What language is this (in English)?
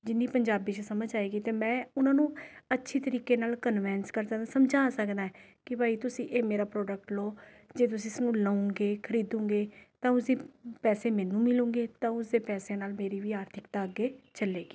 Punjabi